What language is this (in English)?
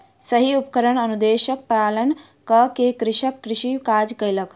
Maithili